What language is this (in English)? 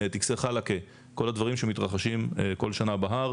Hebrew